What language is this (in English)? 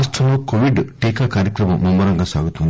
Telugu